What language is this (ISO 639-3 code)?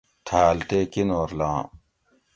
gwc